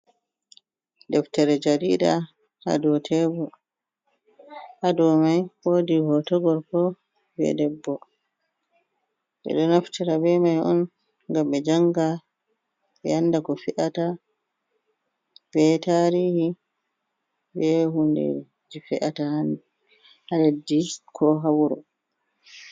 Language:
Fula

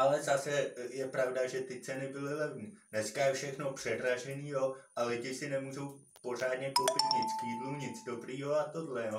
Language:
Czech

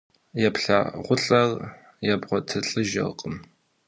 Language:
Kabardian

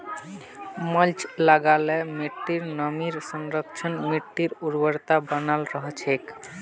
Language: Magahi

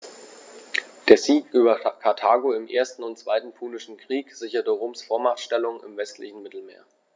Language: German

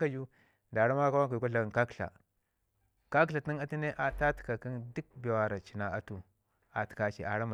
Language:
Ngizim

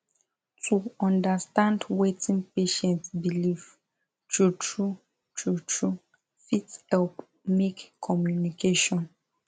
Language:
Nigerian Pidgin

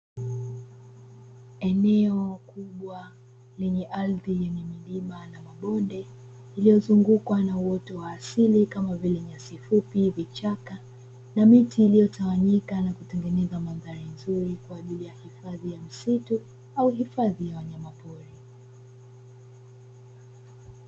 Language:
Swahili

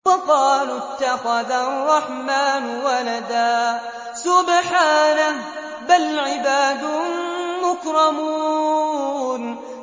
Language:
Arabic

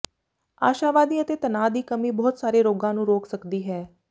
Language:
Punjabi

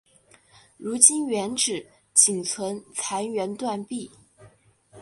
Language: Chinese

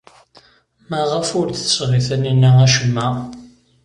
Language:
Kabyle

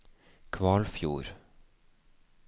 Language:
Norwegian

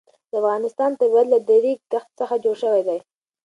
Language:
Pashto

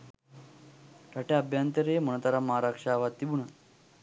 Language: Sinhala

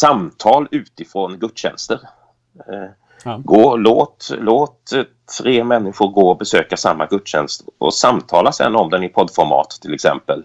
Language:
Swedish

